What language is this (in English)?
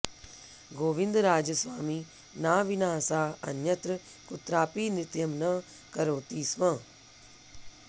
Sanskrit